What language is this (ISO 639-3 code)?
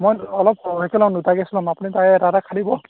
asm